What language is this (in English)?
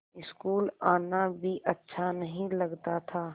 Hindi